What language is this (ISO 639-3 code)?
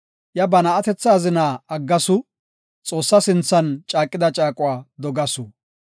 gof